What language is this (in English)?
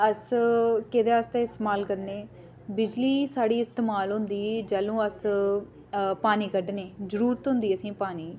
Dogri